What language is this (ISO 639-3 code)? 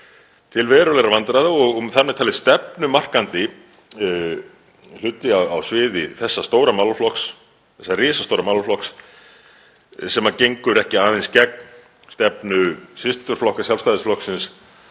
isl